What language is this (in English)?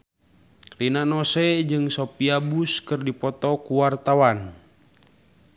Sundanese